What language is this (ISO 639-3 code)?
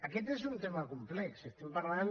cat